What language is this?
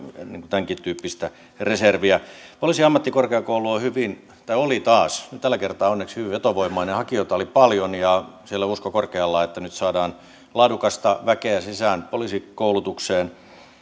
Finnish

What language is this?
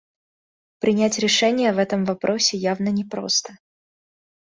Russian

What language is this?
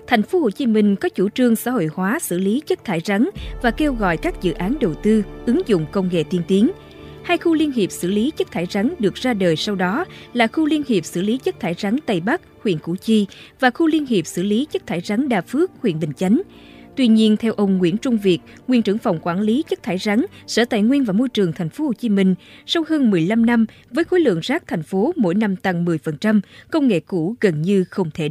Vietnamese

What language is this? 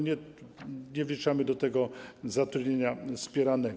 Polish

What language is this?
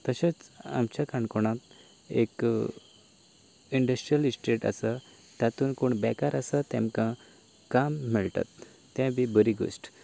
Konkani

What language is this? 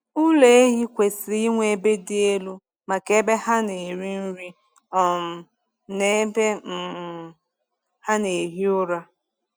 Igbo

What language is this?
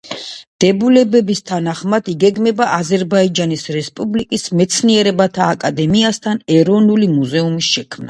Georgian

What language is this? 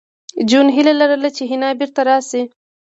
Pashto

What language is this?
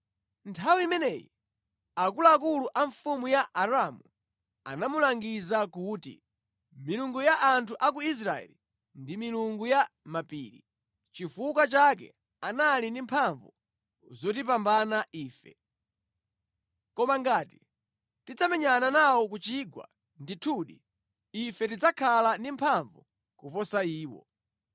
Nyanja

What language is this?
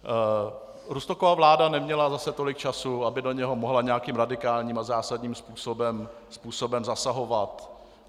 Czech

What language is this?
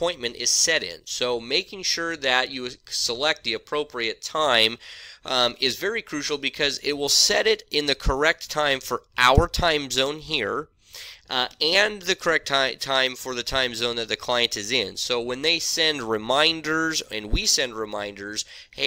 English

